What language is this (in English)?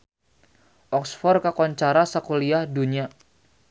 Sundanese